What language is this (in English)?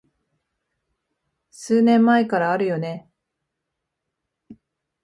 Japanese